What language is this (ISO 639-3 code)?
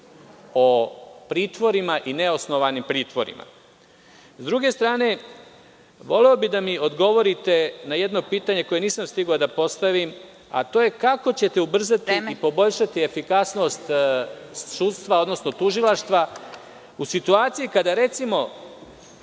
srp